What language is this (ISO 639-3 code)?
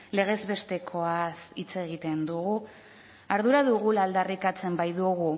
eus